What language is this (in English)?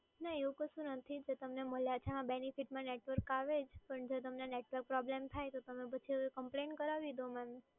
Gujarati